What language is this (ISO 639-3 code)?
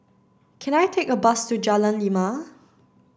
eng